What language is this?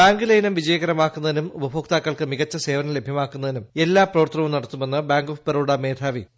Malayalam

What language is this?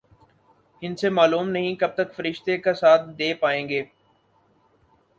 Urdu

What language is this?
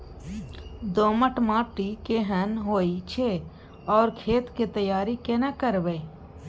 Maithili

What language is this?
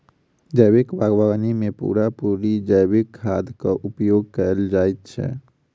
Maithili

